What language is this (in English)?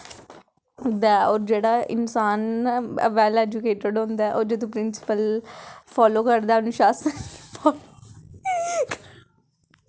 Dogri